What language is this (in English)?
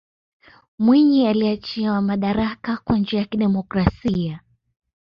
Swahili